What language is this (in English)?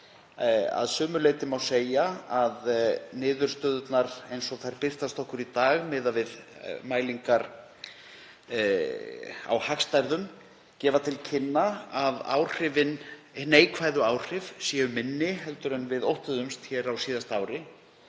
Icelandic